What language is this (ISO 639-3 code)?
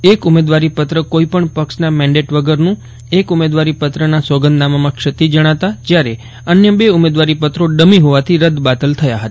guj